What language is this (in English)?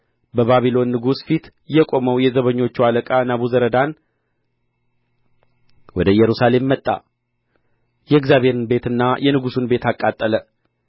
Amharic